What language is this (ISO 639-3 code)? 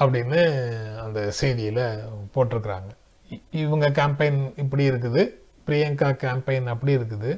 tam